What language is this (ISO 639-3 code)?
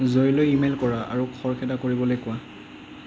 asm